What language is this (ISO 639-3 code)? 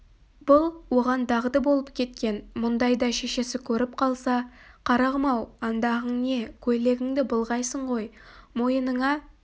kaz